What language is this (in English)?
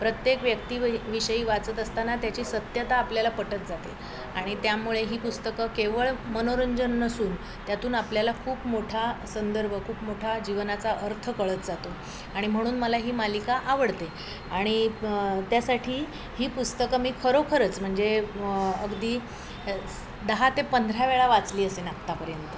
Marathi